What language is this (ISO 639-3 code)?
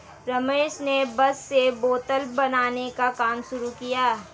hin